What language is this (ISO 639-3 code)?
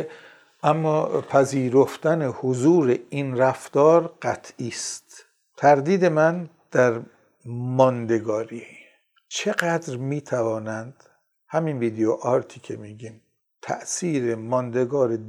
fas